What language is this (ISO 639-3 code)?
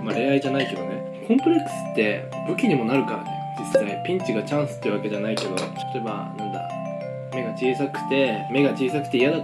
jpn